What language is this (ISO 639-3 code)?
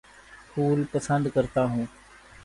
urd